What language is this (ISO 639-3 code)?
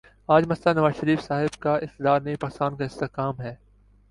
urd